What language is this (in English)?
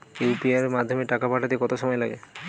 Bangla